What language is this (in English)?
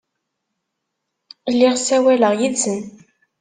Kabyle